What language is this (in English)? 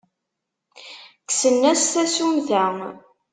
Kabyle